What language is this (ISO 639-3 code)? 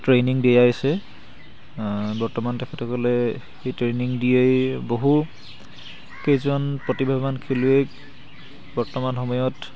asm